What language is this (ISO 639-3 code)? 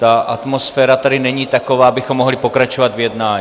ces